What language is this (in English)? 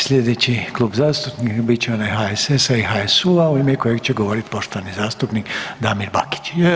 Croatian